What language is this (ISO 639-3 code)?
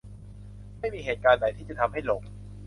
tha